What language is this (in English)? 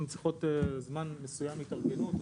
Hebrew